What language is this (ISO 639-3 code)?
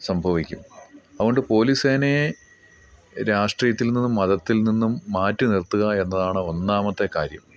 mal